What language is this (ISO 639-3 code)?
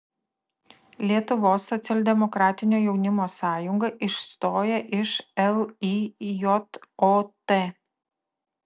lit